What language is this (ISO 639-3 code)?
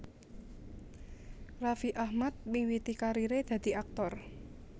jav